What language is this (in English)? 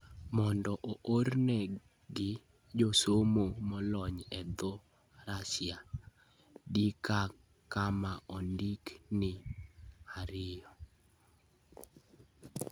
Luo (Kenya and Tanzania)